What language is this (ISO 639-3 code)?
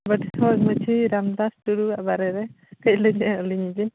sat